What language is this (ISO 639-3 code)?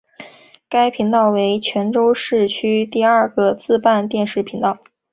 zho